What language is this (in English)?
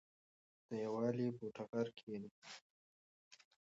Pashto